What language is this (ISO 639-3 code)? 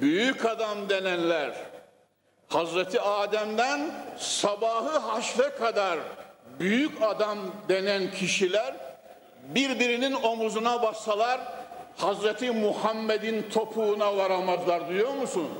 tur